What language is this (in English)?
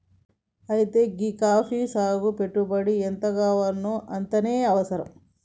Telugu